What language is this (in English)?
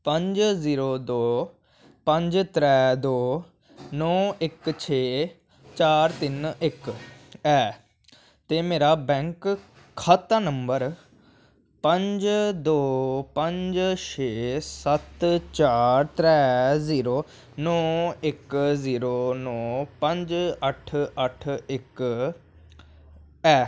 Dogri